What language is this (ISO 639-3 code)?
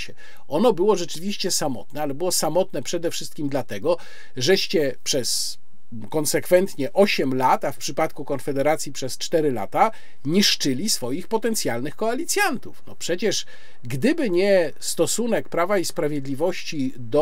pol